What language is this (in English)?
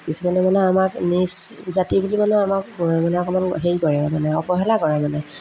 Assamese